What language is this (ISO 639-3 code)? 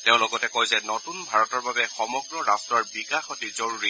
asm